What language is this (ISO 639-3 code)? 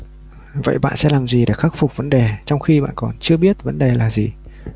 vie